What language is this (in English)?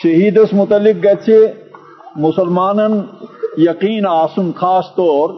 Urdu